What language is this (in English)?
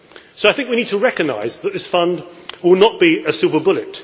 English